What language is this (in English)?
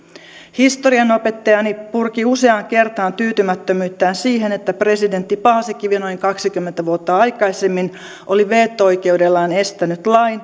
Finnish